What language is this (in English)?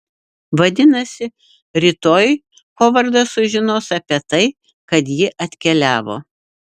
Lithuanian